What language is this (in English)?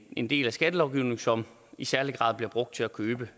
Danish